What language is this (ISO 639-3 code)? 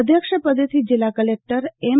guj